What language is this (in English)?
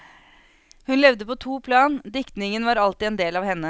Norwegian